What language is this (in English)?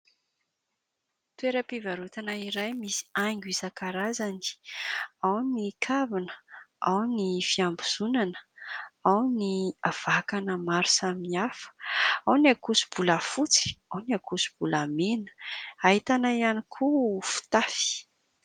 Malagasy